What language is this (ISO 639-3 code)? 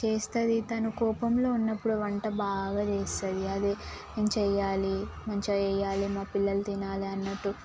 tel